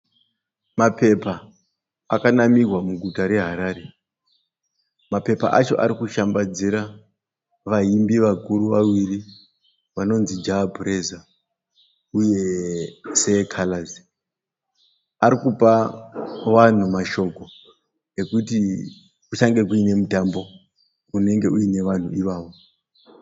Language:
Shona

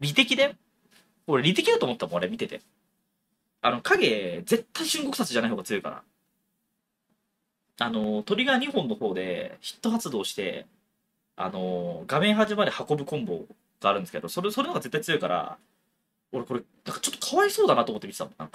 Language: Japanese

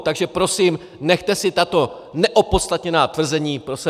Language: Czech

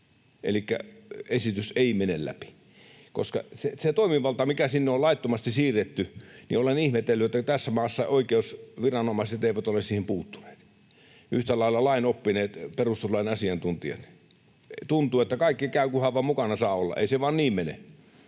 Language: Finnish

